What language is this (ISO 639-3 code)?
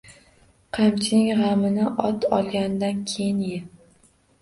uzb